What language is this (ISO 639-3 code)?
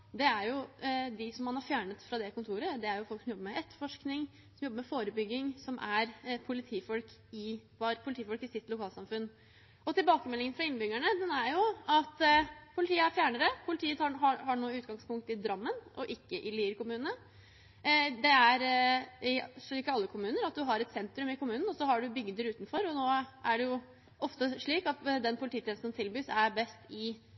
nob